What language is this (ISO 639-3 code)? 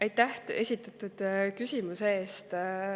est